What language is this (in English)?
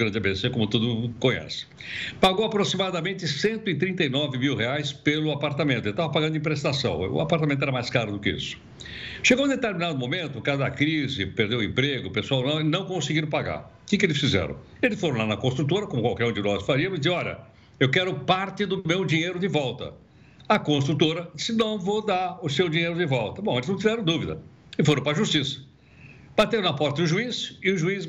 Portuguese